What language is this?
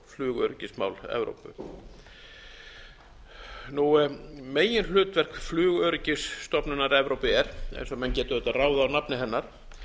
Icelandic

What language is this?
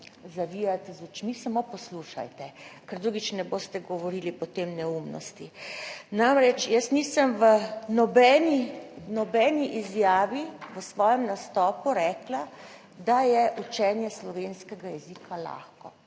Slovenian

